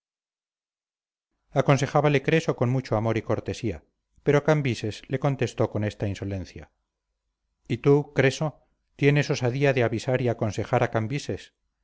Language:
Spanish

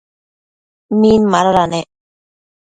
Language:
Matsés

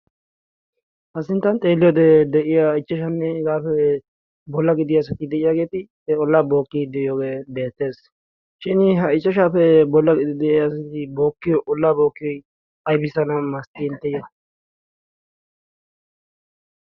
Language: Wolaytta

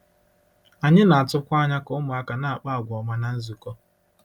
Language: Igbo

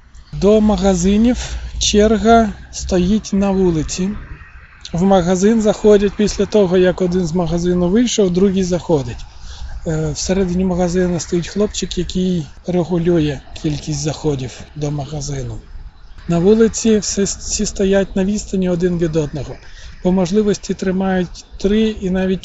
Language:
Ukrainian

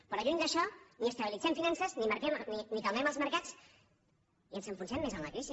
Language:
Catalan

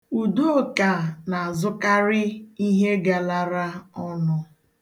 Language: Igbo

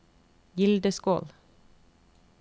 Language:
Norwegian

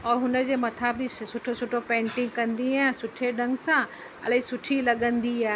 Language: Sindhi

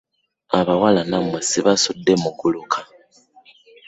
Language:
Ganda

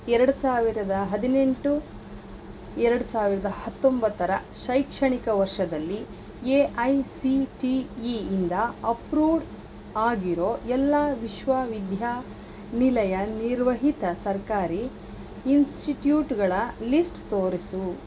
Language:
Kannada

